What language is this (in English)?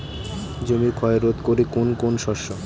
Bangla